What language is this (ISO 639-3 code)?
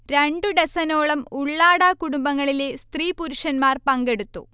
mal